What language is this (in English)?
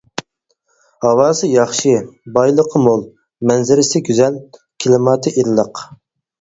Uyghur